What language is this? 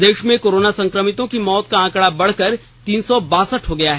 Hindi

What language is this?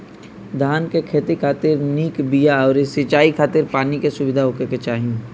Bhojpuri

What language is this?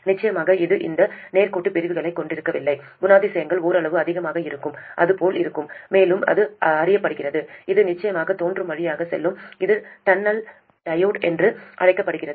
Tamil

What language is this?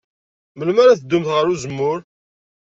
Kabyle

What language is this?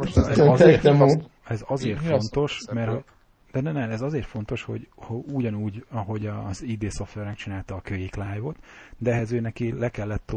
Hungarian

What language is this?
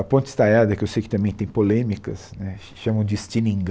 Portuguese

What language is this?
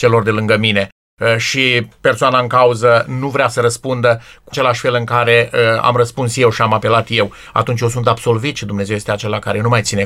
Romanian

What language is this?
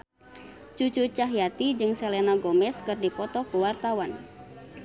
Sundanese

